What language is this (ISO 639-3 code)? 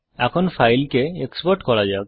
ben